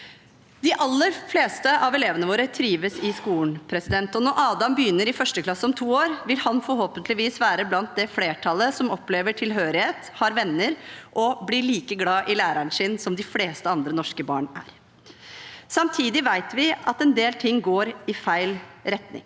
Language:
Norwegian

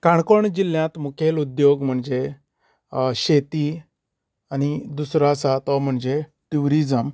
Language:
Konkani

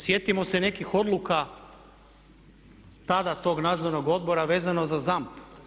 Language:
Croatian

